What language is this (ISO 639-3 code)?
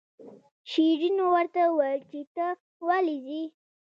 pus